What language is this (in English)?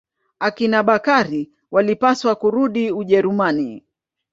Swahili